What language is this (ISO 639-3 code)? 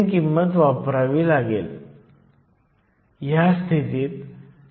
mar